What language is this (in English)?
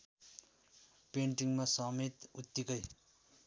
Nepali